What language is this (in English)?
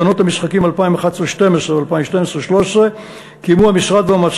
Hebrew